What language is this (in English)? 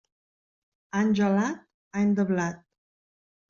Catalan